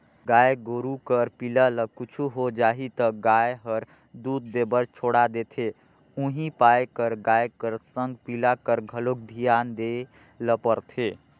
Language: Chhattisgarhi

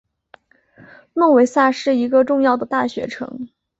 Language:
Chinese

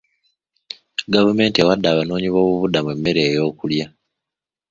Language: Ganda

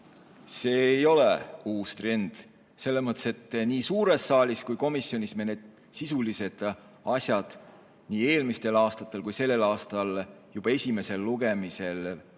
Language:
Estonian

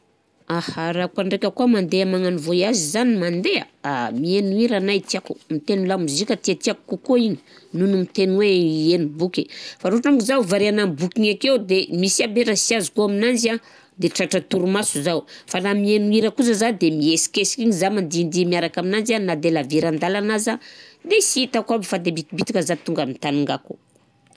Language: Southern Betsimisaraka Malagasy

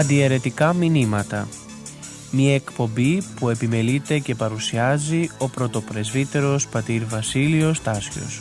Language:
Greek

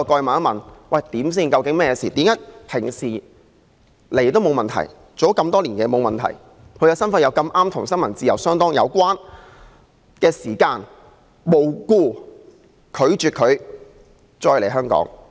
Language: Cantonese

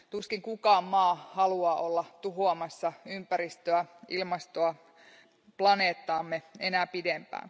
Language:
Finnish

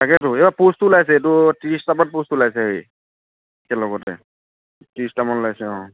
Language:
Assamese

